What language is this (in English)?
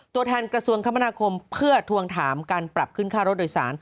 Thai